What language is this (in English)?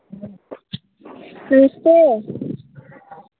Dogri